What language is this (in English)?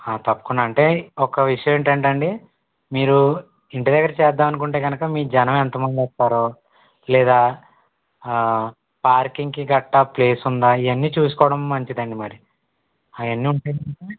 Telugu